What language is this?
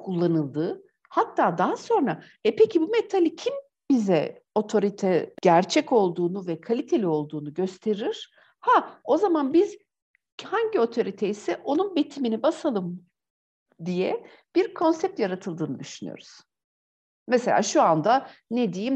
Turkish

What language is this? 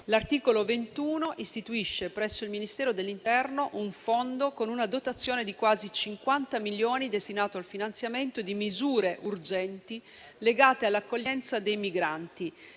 Italian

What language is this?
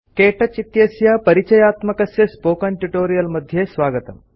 Sanskrit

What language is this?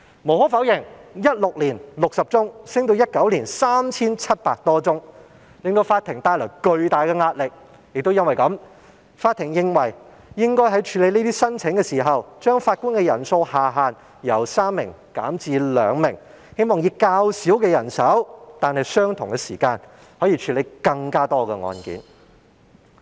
Cantonese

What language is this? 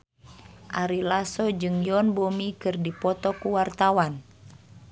Sundanese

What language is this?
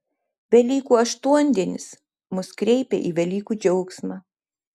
Lithuanian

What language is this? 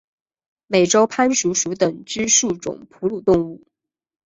Chinese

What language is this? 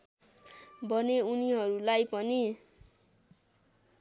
Nepali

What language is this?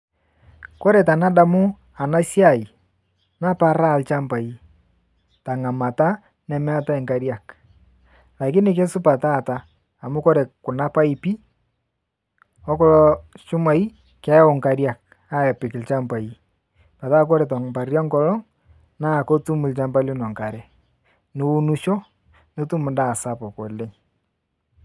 Masai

